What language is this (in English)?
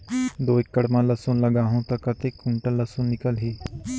Chhattisgarhi